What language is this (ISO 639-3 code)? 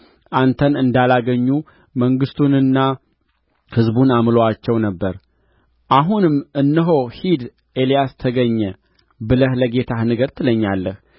amh